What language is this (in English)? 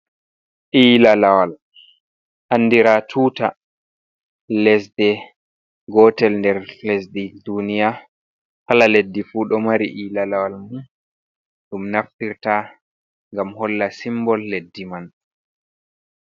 Fula